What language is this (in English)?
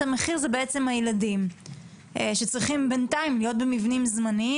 Hebrew